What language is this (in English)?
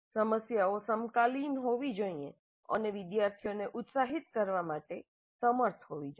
Gujarati